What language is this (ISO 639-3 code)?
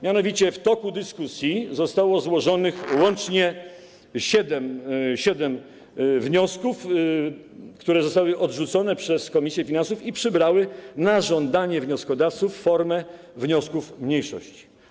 pol